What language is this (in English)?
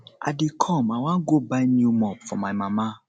Nigerian Pidgin